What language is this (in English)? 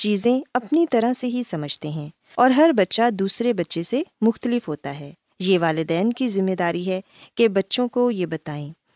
Urdu